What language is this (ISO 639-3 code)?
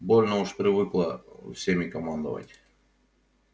rus